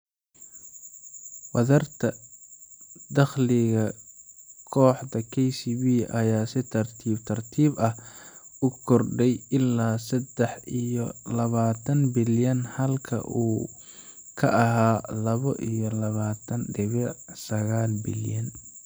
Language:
Somali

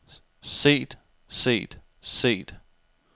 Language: Danish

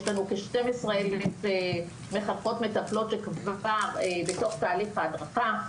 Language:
Hebrew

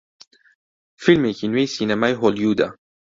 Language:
Central Kurdish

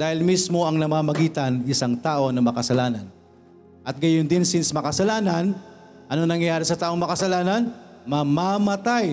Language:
Filipino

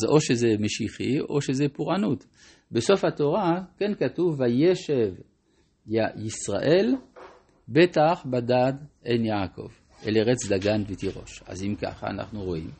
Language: Hebrew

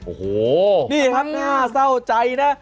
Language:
Thai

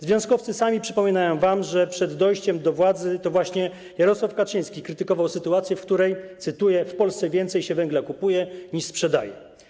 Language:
Polish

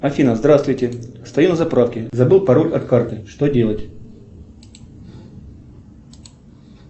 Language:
Russian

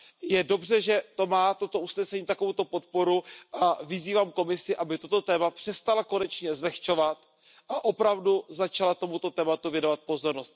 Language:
Czech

